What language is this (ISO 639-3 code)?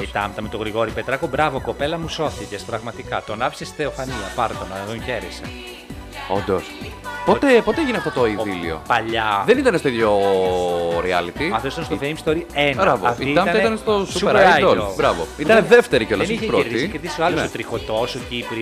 ell